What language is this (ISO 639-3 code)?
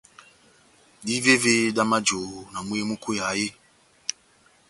bnm